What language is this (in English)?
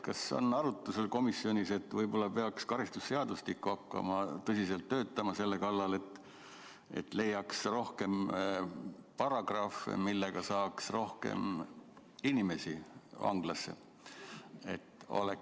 Estonian